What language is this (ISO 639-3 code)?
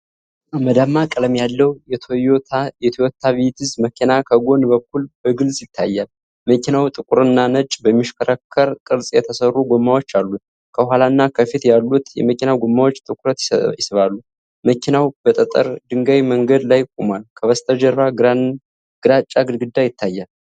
amh